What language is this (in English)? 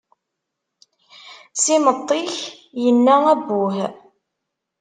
Kabyle